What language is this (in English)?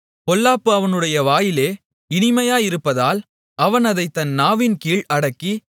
Tamil